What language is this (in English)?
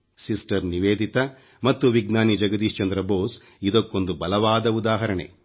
Kannada